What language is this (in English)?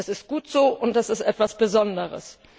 German